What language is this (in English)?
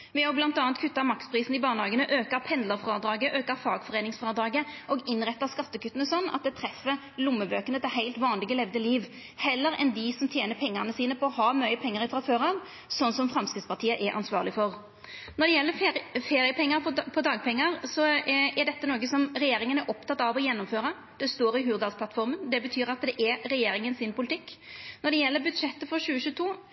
Norwegian Nynorsk